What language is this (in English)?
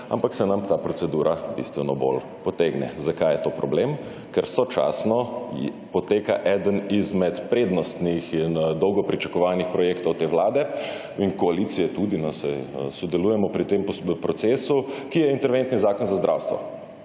Slovenian